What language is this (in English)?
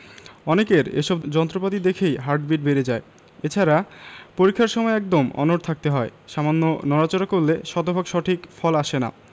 Bangla